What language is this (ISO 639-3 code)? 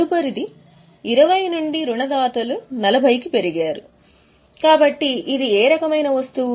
tel